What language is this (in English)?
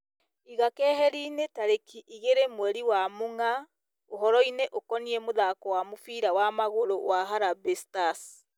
Kikuyu